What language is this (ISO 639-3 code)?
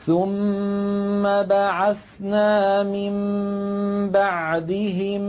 ara